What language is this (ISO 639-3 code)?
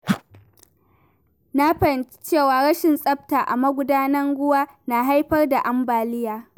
hau